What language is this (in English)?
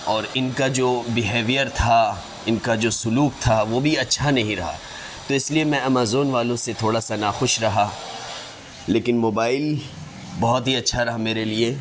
Urdu